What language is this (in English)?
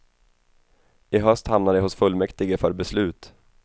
Swedish